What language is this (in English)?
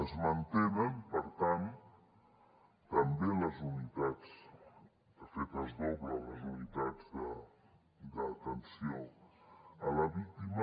Catalan